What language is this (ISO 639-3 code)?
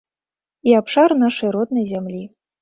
bel